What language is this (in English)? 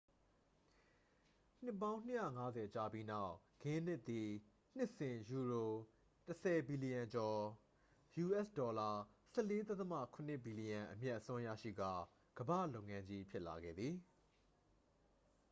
Burmese